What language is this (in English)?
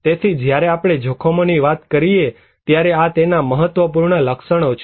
Gujarati